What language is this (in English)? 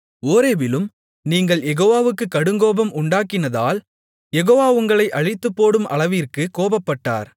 Tamil